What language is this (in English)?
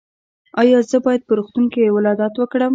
Pashto